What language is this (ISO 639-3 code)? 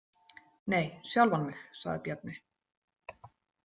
isl